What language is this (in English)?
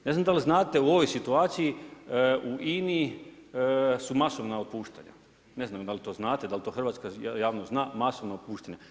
Croatian